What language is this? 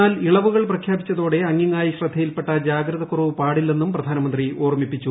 Malayalam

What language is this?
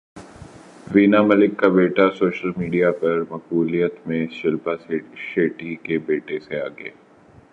Urdu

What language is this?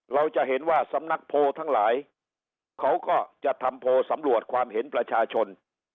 Thai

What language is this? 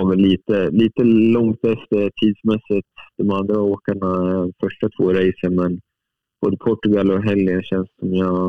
Swedish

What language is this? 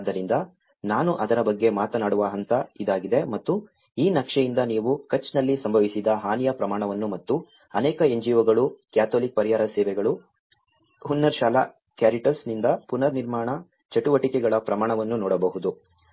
Kannada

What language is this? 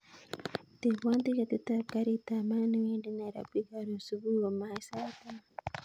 Kalenjin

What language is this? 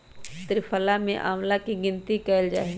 Magahi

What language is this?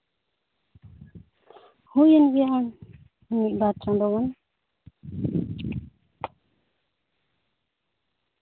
Santali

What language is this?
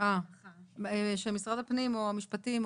Hebrew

